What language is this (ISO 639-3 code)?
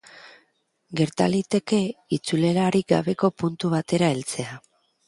eus